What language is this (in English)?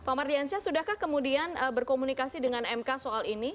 Indonesian